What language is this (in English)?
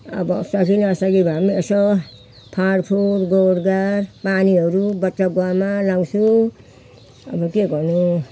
Nepali